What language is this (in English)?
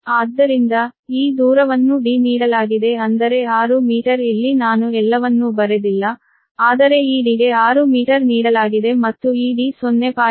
Kannada